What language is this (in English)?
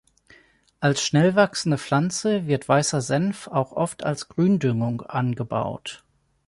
German